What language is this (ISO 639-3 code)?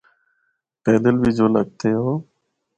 hno